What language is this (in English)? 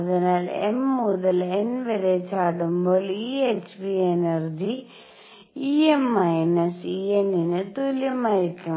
Malayalam